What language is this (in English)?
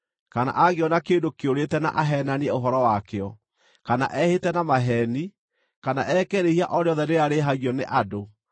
Kikuyu